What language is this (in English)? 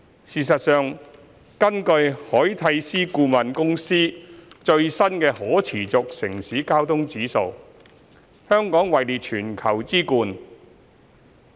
Cantonese